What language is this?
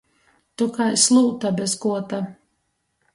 Latgalian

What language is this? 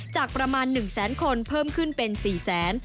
Thai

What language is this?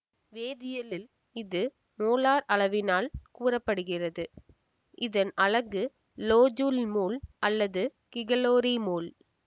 Tamil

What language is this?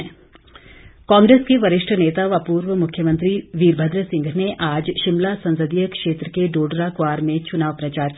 Hindi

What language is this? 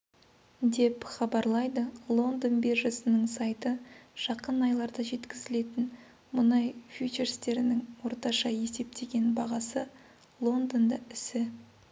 Kazakh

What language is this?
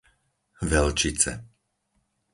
Slovak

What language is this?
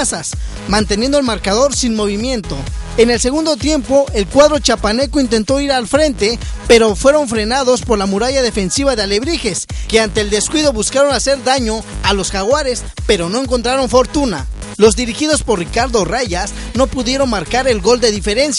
Spanish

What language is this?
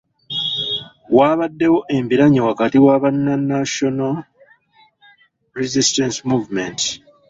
Ganda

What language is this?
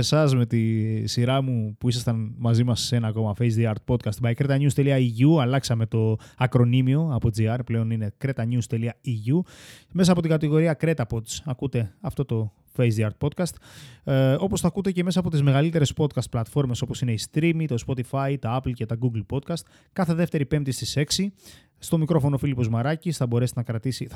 Greek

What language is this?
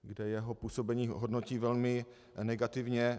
Czech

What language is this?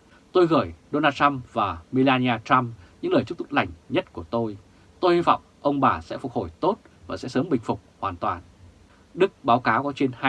Vietnamese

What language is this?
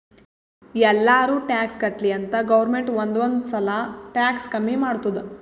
Kannada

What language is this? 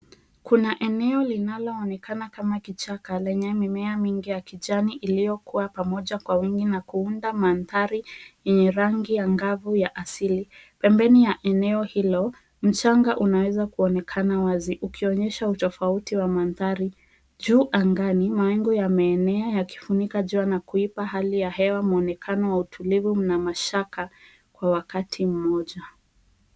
Swahili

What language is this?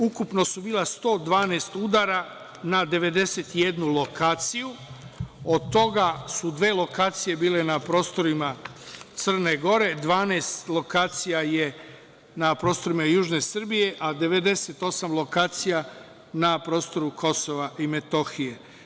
Serbian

